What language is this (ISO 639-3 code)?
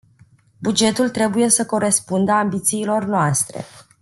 ron